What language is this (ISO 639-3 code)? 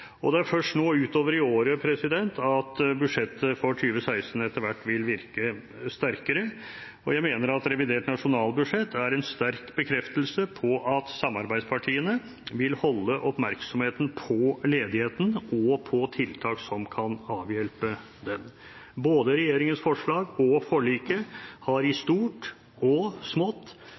nob